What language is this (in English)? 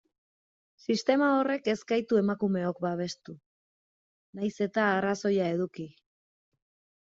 Basque